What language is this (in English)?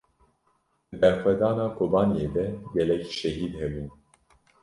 Kurdish